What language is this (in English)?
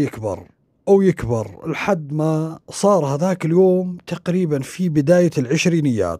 Arabic